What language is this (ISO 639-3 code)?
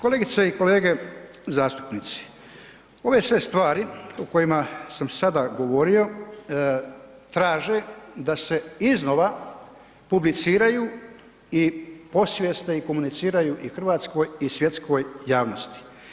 hrv